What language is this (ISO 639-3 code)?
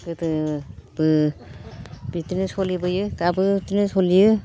brx